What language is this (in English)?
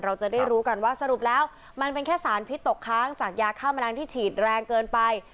Thai